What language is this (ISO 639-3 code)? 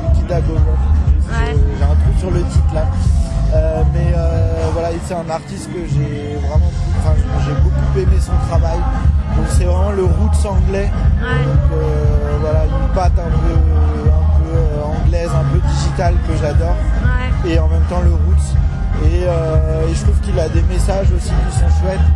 fra